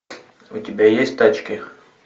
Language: Russian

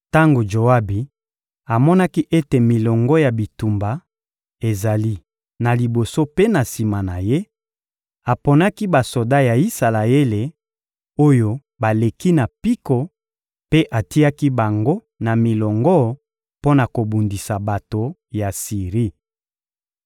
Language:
Lingala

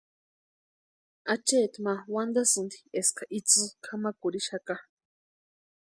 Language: Western Highland Purepecha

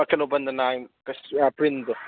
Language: Manipuri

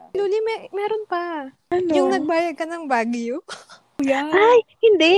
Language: Filipino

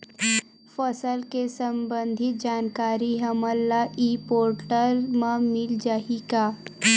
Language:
Chhattisgarhi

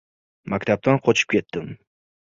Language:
Uzbek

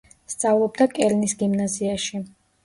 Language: Georgian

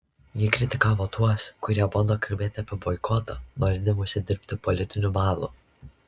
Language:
Lithuanian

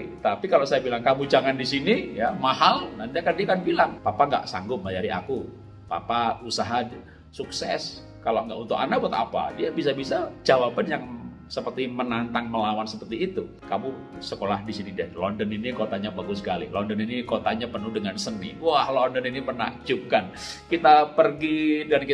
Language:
Indonesian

